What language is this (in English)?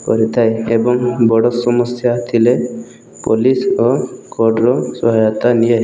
Odia